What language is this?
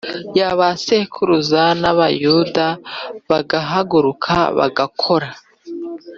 Kinyarwanda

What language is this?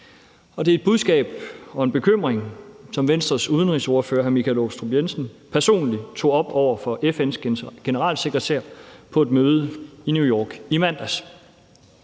Danish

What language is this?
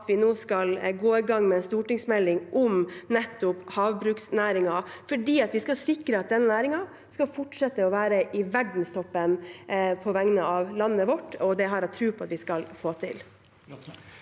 Norwegian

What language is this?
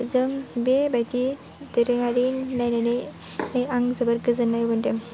Bodo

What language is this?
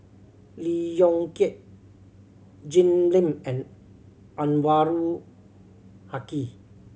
English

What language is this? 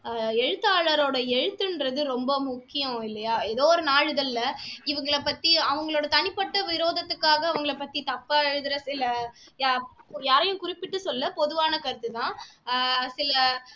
Tamil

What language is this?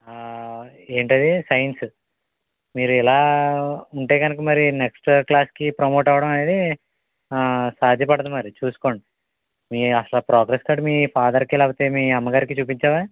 Telugu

